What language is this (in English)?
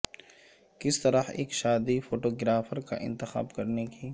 Urdu